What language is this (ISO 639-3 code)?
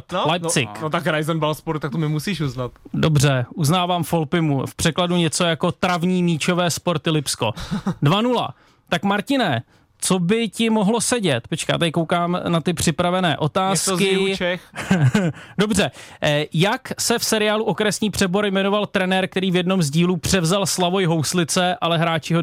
ces